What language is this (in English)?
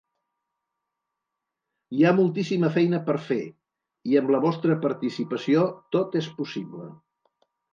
Catalan